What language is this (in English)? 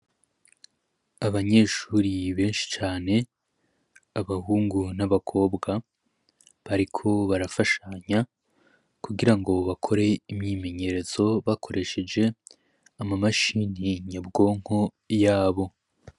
Rundi